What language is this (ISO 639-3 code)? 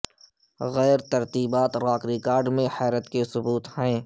urd